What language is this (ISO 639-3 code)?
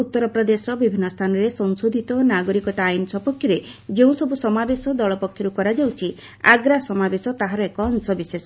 ori